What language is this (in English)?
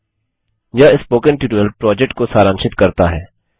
Hindi